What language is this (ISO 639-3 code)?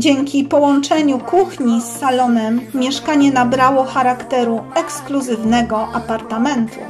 pol